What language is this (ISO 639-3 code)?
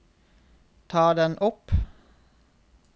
nor